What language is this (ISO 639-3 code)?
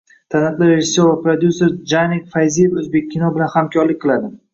uzb